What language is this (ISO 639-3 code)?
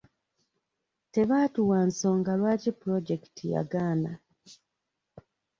lug